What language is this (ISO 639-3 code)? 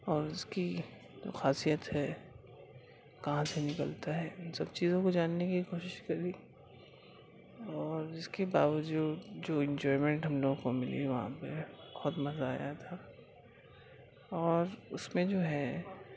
urd